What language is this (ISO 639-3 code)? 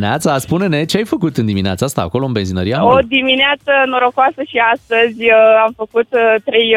ron